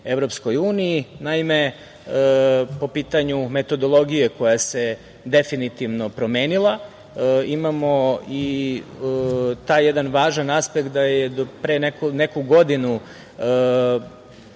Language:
Serbian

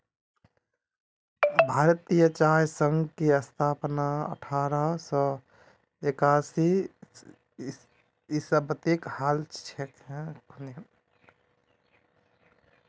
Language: Magahi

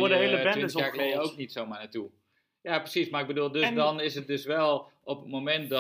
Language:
Dutch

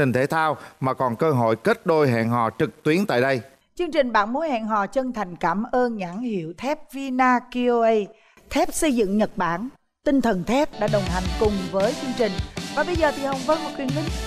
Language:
Vietnamese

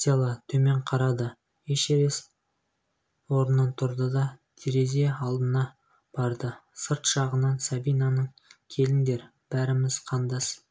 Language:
Kazakh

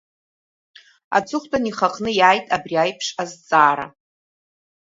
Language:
Abkhazian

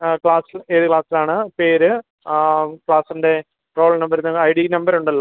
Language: Malayalam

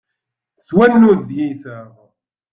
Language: Kabyle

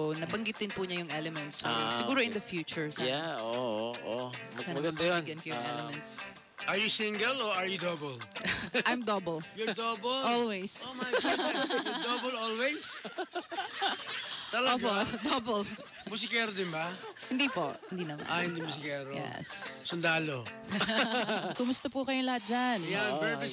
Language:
Filipino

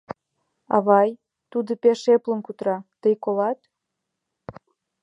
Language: Mari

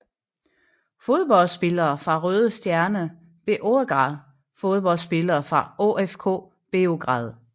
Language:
Danish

